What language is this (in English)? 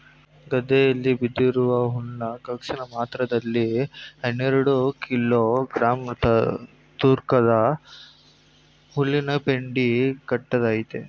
Kannada